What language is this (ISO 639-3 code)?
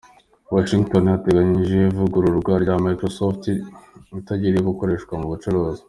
kin